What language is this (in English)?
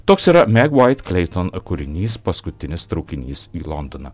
Lithuanian